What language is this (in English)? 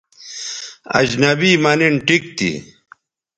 Bateri